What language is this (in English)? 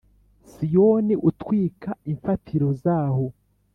Kinyarwanda